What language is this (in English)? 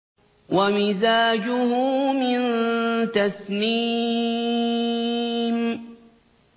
Arabic